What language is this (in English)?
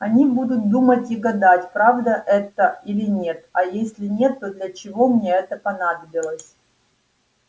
Russian